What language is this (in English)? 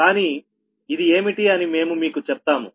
Telugu